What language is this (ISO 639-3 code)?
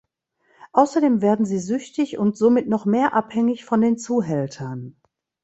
deu